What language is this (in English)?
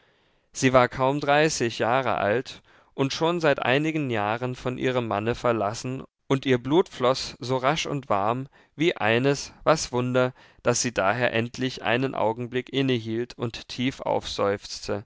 German